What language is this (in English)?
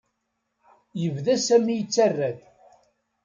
Kabyle